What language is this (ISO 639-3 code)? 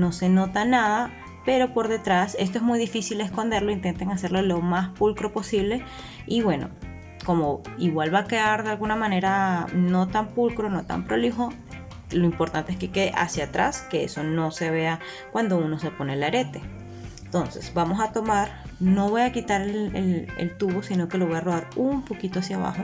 spa